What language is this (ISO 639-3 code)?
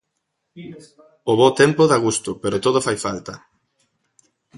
glg